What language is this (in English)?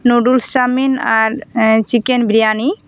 Santali